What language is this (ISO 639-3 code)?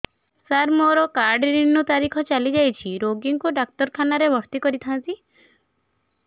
ori